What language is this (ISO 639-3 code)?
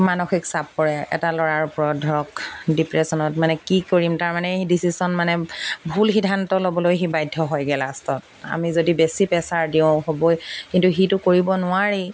asm